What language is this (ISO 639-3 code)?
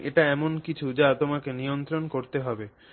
ben